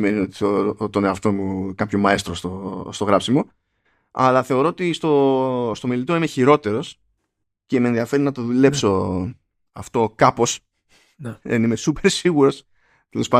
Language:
Greek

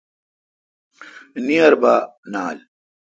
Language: Kalkoti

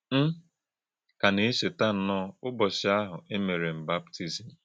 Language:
Igbo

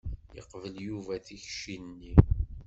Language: Kabyle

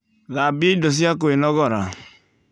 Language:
Kikuyu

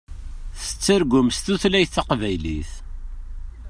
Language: Kabyle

